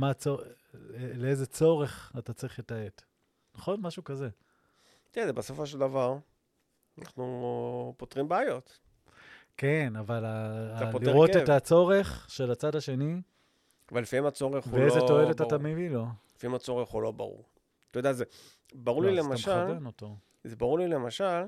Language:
Hebrew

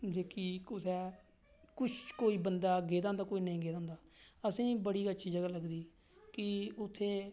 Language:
Dogri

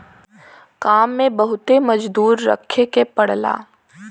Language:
Bhojpuri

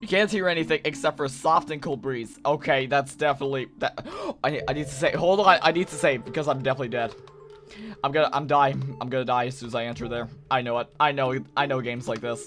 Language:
English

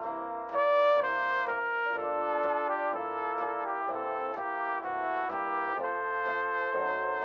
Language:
Italian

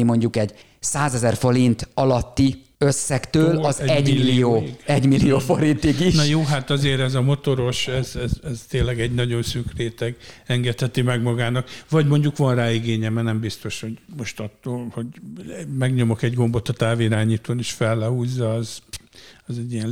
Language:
Hungarian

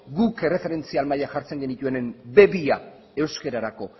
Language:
Basque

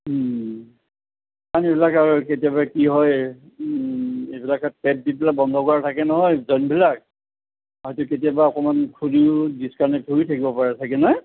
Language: Assamese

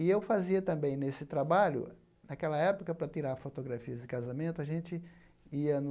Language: Portuguese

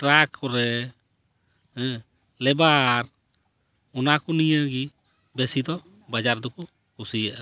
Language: Santali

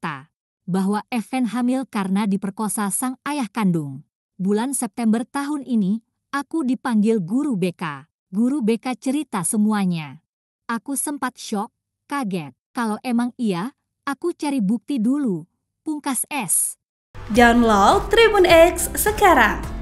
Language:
Indonesian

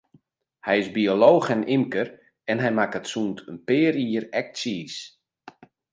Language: Western Frisian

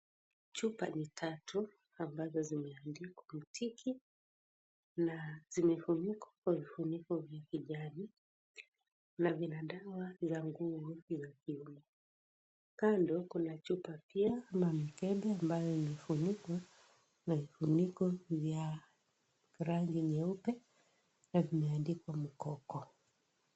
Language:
Swahili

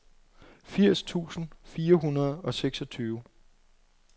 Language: Danish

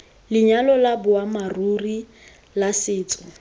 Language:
Tswana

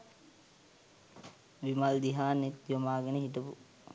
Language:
Sinhala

